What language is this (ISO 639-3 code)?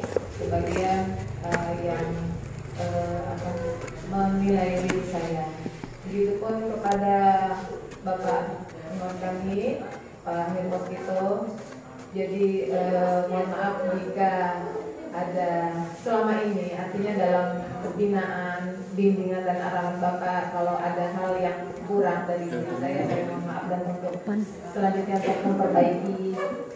ind